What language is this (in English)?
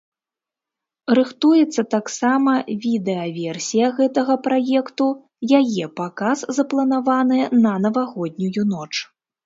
Belarusian